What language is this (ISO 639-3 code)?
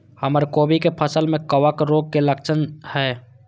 mai